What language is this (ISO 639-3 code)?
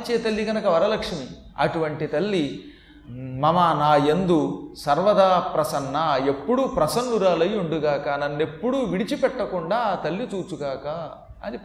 tel